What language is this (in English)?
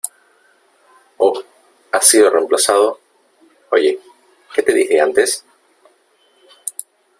Spanish